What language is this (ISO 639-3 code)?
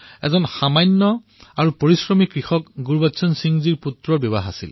asm